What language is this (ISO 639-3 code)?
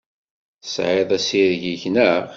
kab